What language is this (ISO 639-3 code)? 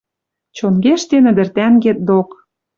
mrj